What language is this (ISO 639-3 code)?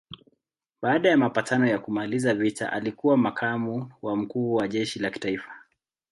swa